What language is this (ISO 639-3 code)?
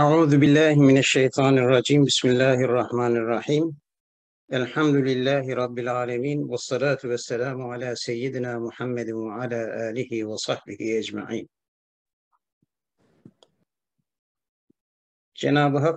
tur